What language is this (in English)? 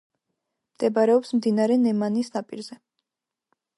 Georgian